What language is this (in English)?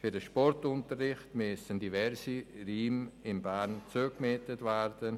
Swiss German